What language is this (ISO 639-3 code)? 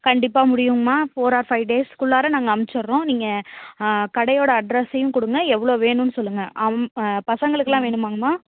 tam